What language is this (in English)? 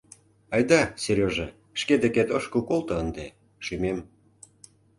Mari